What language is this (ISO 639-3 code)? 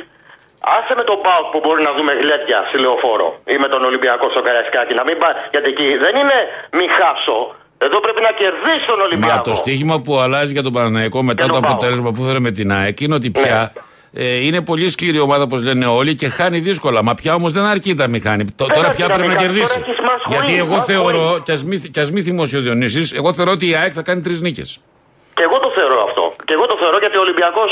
ell